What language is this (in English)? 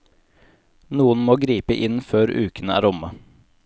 Norwegian